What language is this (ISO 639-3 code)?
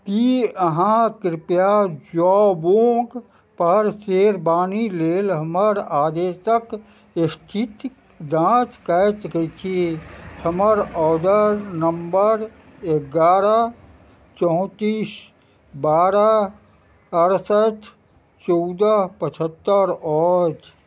mai